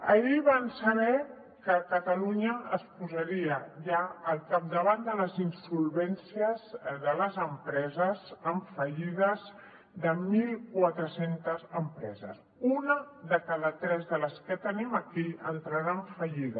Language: Catalan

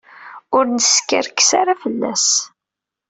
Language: Kabyle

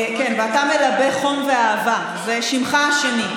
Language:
Hebrew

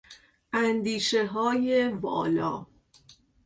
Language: Persian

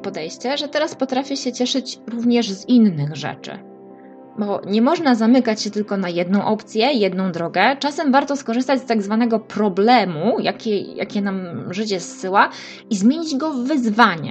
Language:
Polish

